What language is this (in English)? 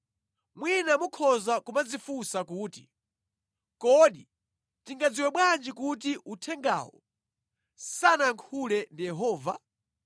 Nyanja